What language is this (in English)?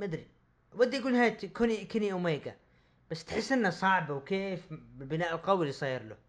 Arabic